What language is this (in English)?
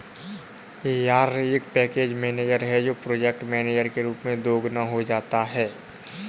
Hindi